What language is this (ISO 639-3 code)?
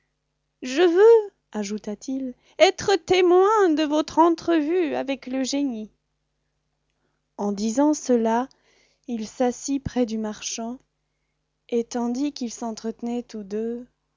fra